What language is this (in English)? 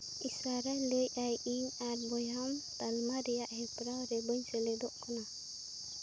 Santali